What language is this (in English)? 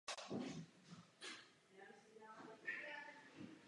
Czech